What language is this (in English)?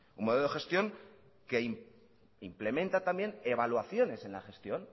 Spanish